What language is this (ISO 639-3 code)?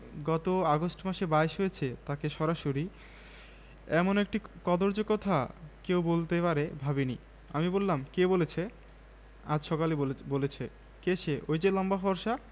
ben